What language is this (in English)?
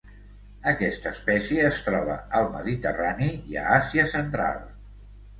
Catalan